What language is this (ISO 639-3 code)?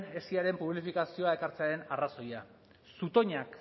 eus